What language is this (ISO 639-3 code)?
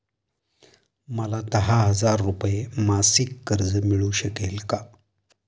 mar